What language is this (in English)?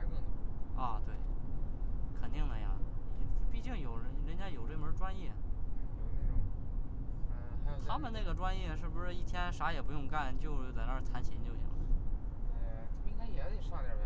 Chinese